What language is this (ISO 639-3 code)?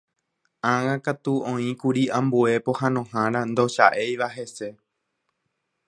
grn